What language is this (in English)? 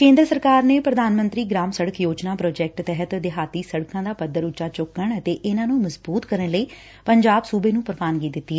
Punjabi